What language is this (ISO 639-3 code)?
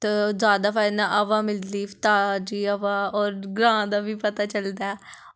doi